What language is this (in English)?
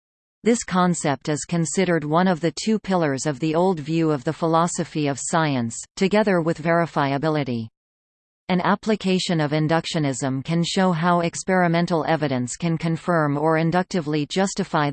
English